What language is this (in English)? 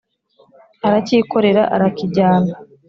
Kinyarwanda